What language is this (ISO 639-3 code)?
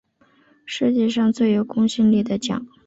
zho